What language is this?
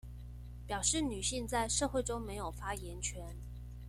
Chinese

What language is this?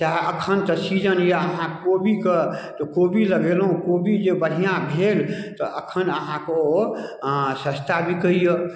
Maithili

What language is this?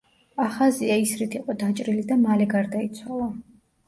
Georgian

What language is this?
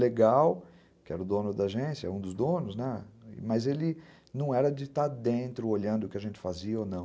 Portuguese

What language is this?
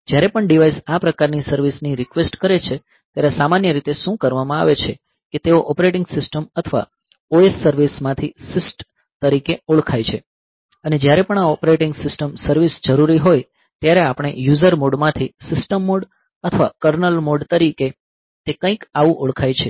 Gujarati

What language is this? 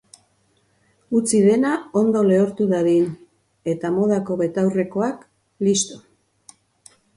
Basque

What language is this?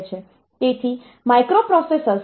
Gujarati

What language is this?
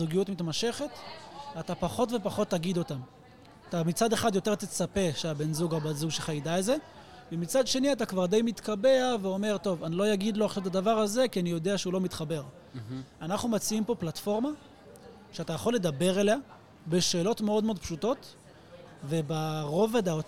Hebrew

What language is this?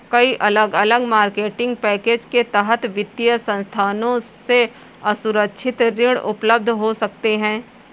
Hindi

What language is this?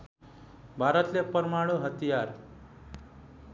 Nepali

